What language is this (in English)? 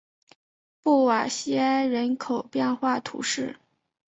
Chinese